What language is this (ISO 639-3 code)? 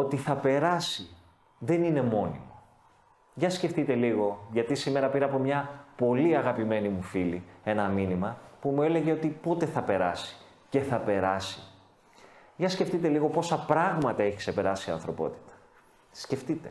ell